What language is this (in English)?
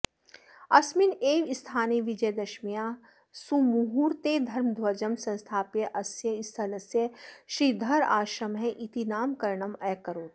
Sanskrit